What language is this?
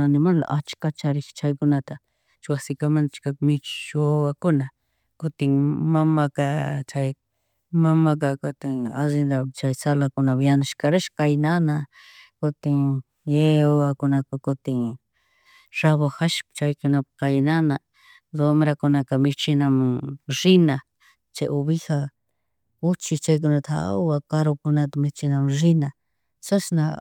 Chimborazo Highland Quichua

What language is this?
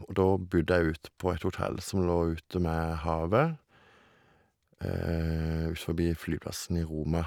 Norwegian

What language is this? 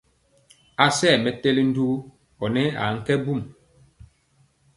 Mpiemo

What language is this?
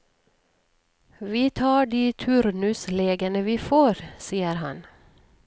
Norwegian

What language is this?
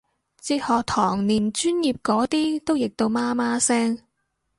Cantonese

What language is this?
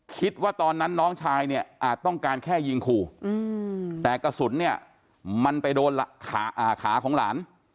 Thai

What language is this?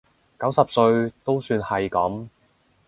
Cantonese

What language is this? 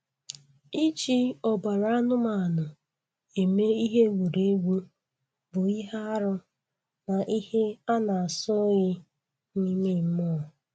Igbo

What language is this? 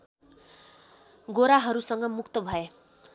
Nepali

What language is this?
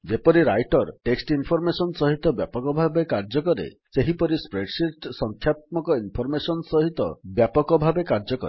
Odia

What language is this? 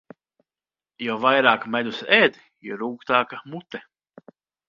Latvian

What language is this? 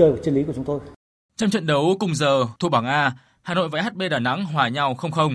Vietnamese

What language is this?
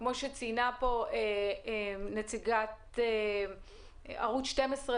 Hebrew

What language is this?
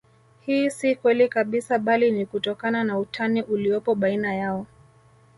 Swahili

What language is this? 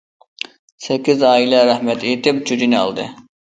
Uyghur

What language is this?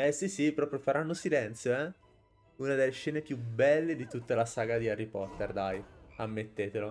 Italian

